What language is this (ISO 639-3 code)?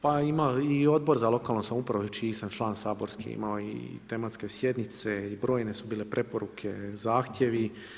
hrv